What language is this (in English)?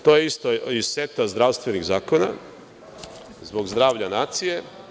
Serbian